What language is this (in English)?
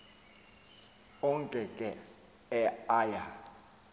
Xhosa